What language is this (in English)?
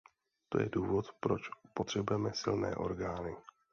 Czech